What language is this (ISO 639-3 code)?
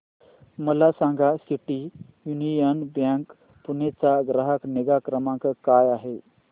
mar